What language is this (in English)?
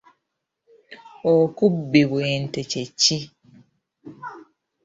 Ganda